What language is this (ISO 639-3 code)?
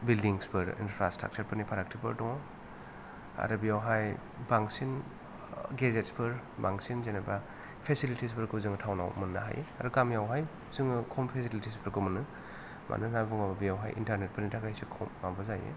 brx